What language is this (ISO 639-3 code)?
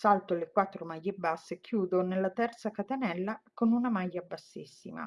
ita